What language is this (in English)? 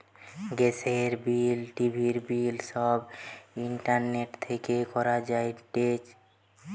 Bangla